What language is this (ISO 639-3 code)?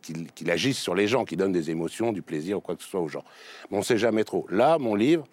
fra